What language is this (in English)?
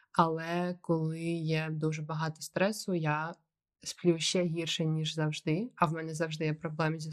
Ukrainian